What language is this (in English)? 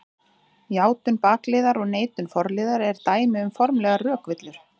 Icelandic